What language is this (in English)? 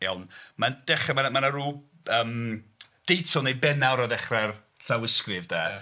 Welsh